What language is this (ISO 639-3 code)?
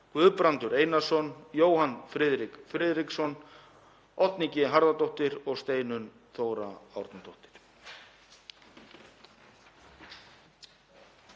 isl